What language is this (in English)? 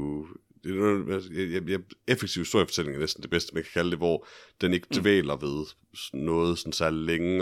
Danish